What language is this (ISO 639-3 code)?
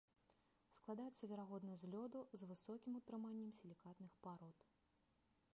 bel